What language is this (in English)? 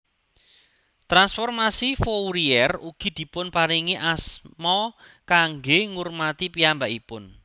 Javanese